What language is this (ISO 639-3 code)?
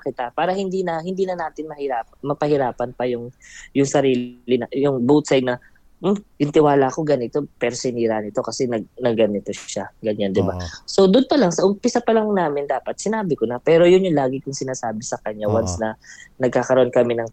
fil